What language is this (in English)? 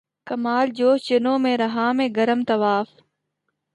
Urdu